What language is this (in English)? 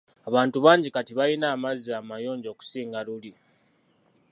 Ganda